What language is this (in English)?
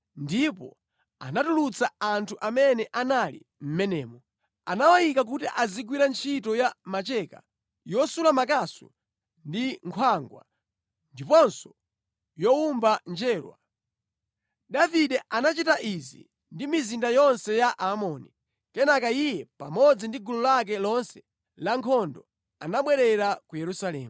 Nyanja